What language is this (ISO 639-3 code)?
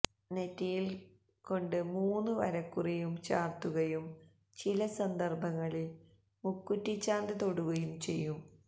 mal